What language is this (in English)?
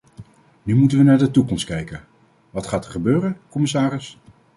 Dutch